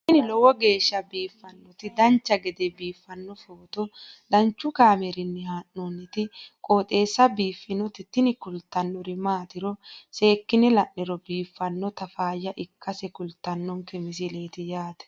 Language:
Sidamo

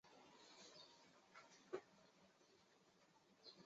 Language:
Chinese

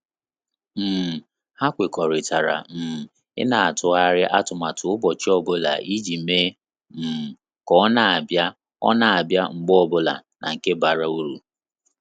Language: Igbo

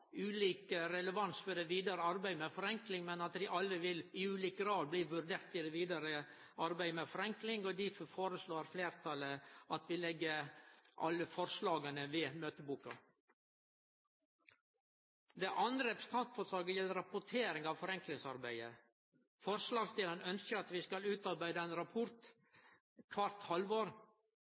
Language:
Norwegian Nynorsk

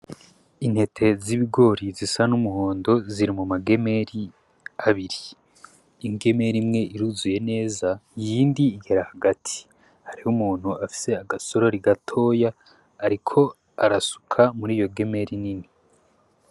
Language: Rundi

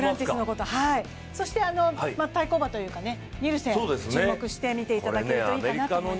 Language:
Japanese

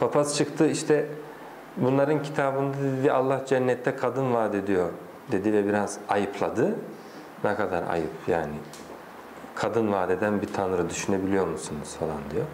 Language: Turkish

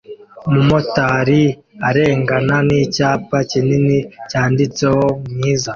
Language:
Kinyarwanda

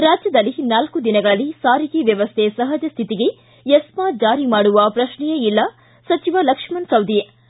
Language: Kannada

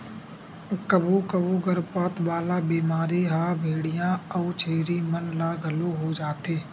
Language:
Chhattisgarhi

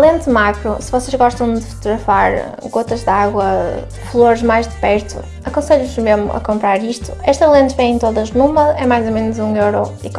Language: Portuguese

